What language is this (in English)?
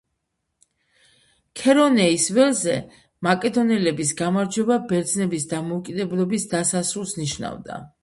Georgian